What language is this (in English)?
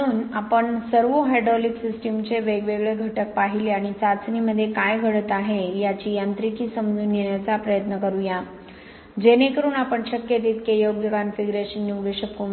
Marathi